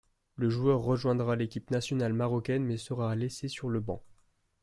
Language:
French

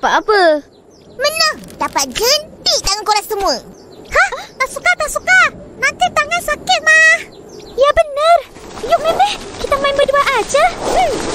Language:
Malay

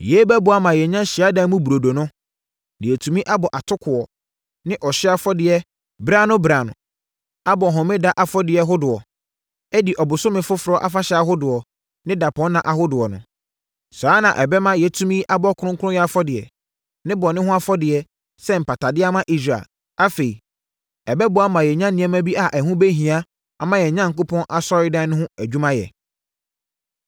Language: Akan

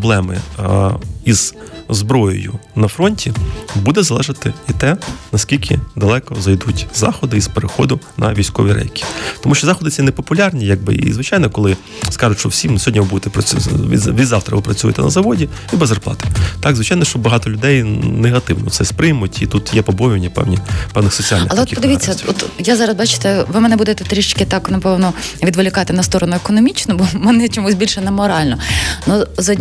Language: Ukrainian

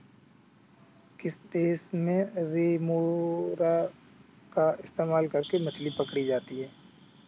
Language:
Hindi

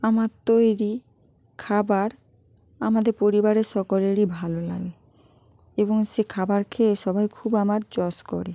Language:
Bangla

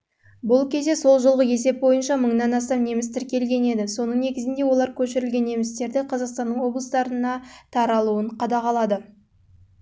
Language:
Kazakh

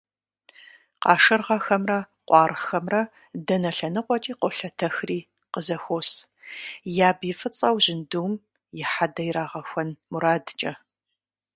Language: Kabardian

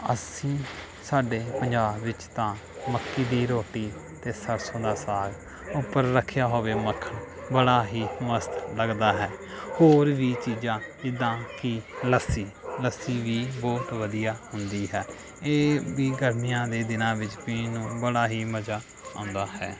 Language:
Punjabi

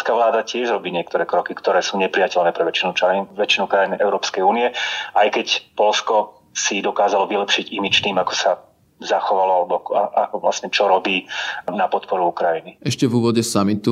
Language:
Slovak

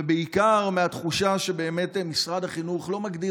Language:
Hebrew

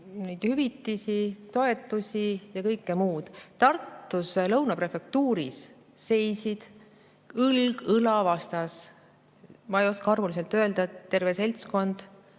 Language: Estonian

